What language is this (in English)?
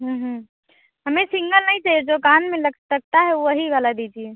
Hindi